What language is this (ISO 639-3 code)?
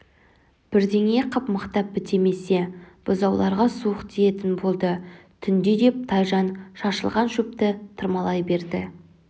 kaz